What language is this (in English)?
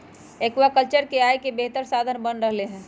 Magahi